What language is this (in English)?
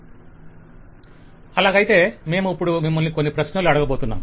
Telugu